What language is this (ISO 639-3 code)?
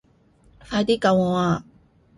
yue